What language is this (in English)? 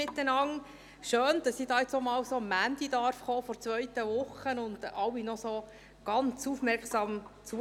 Swiss German